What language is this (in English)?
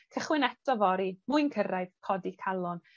Welsh